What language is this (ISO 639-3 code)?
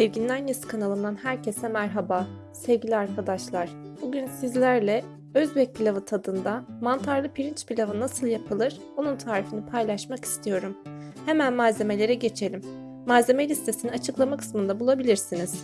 tur